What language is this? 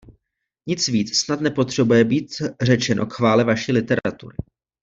Czech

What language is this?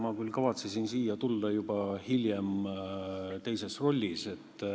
Estonian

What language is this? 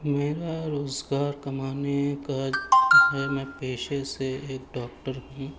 Urdu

